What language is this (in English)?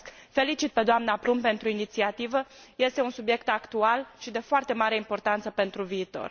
Romanian